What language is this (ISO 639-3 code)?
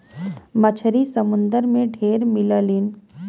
bho